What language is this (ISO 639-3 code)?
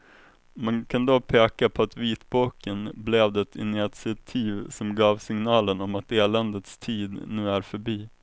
swe